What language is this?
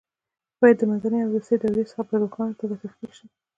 Pashto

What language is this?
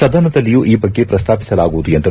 Kannada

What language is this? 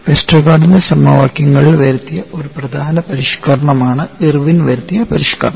Malayalam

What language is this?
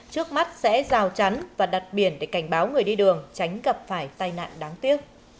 Vietnamese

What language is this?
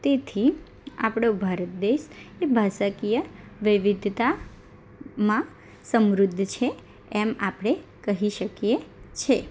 Gujarati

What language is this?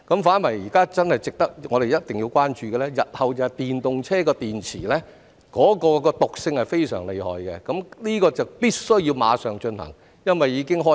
Cantonese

